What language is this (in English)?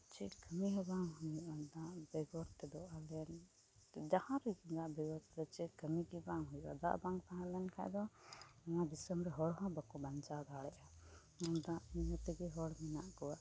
Santali